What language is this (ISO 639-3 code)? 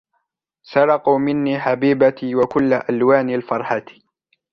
ara